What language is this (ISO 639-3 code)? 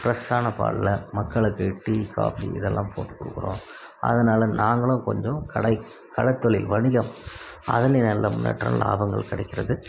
tam